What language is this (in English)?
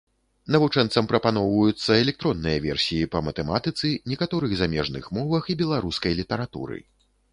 Belarusian